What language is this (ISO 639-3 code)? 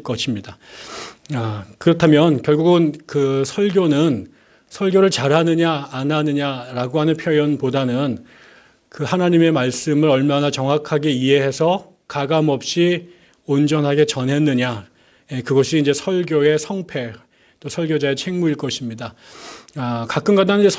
kor